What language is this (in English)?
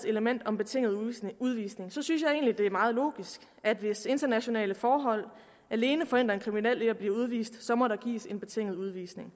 Danish